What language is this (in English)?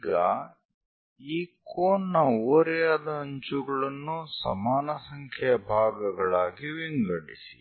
Kannada